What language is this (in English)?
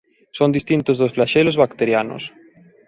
Galician